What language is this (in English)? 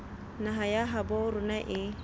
Southern Sotho